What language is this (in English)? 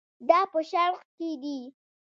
Pashto